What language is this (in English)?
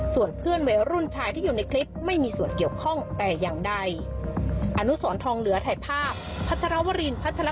Thai